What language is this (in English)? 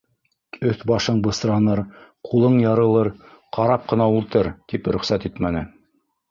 Bashkir